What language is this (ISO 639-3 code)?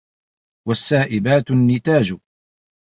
ara